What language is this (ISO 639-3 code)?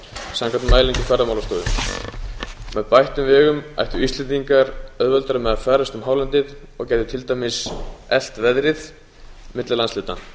isl